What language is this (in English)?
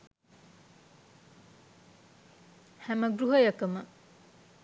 Sinhala